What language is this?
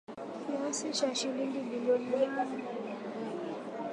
Swahili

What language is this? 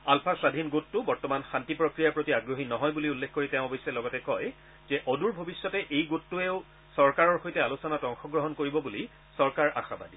Assamese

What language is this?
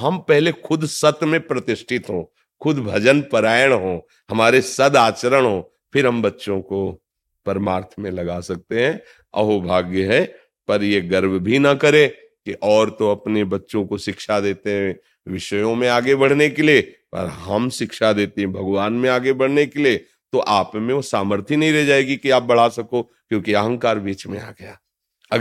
Hindi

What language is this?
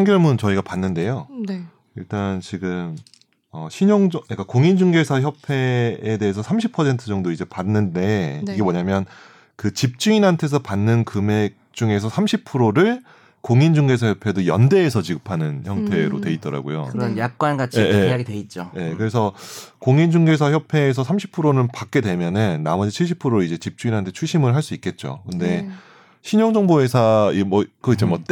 Korean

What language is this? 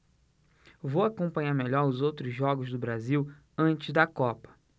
Portuguese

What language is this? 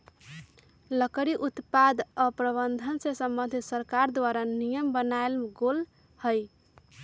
Magahi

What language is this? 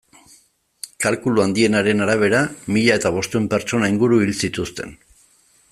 Basque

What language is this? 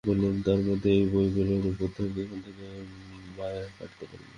Bangla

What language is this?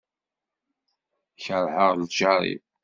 Kabyle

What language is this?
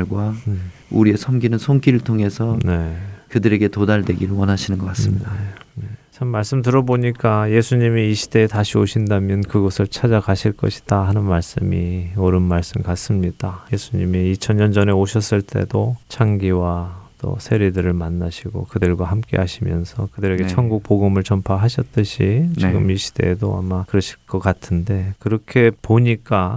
Korean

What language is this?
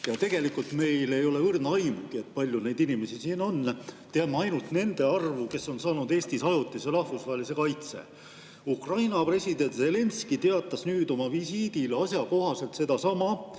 Estonian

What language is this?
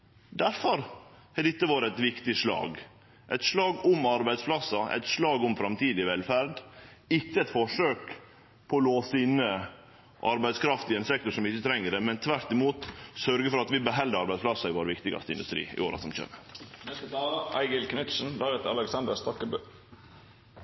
Norwegian Nynorsk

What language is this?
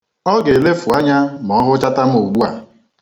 Igbo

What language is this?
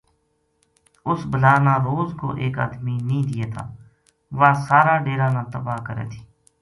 Gujari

